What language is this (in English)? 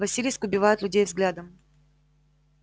Russian